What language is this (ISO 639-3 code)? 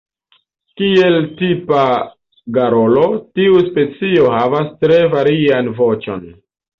epo